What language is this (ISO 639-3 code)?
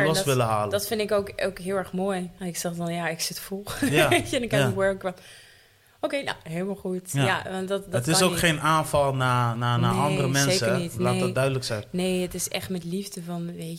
nld